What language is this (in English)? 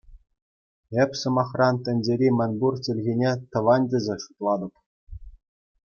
Chuvash